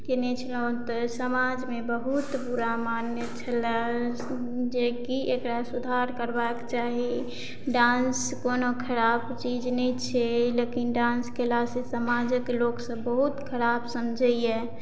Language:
Maithili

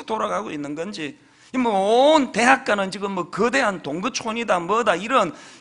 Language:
Korean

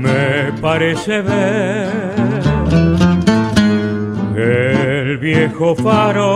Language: Spanish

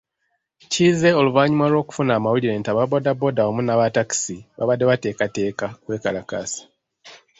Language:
Ganda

